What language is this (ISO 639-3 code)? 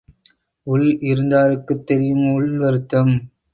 tam